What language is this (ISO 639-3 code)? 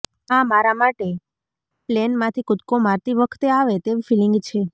guj